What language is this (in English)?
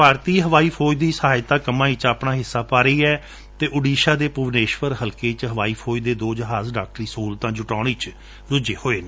Punjabi